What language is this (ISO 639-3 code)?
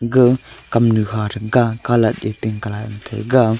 nnp